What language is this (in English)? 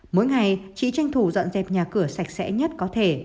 Vietnamese